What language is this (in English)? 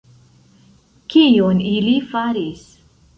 Esperanto